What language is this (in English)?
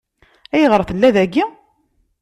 Kabyle